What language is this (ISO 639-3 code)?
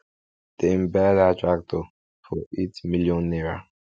pcm